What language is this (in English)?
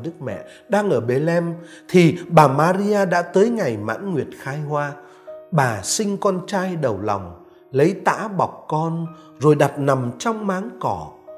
Vietnamese